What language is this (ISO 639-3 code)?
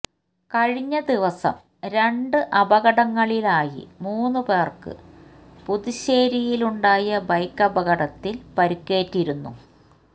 mal